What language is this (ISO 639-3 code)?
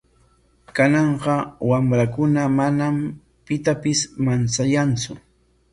qwa